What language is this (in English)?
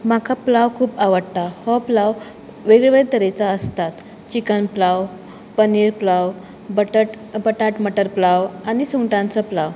Konkani